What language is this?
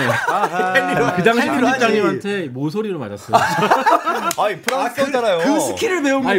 Korean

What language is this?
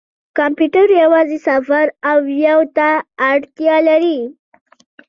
Pashto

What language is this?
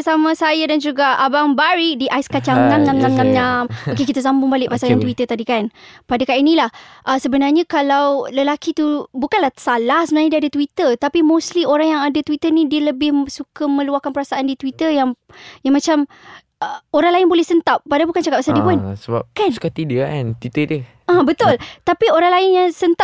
Malay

